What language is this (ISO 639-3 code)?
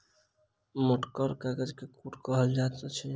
mai